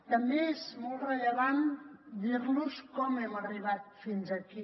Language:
Catalan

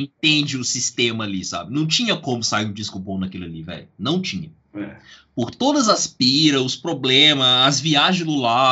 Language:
Portuguese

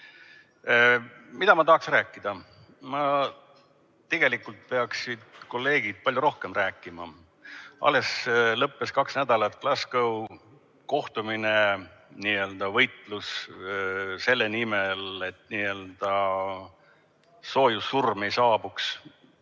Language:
Estonian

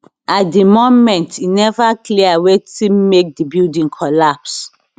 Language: Nigerian Pidgin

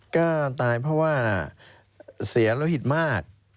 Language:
Thai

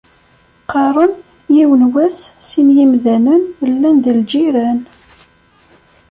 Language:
Kabyle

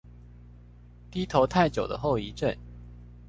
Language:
Chinese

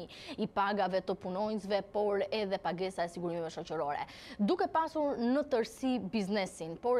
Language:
Romanian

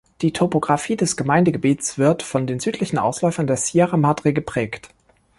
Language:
German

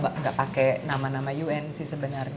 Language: Indonesian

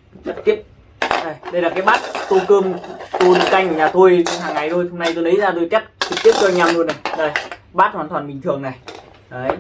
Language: Vietnamese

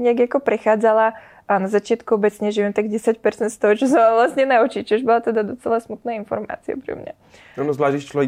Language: Czech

